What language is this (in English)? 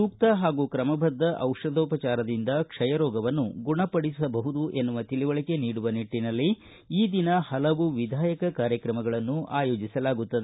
Kannada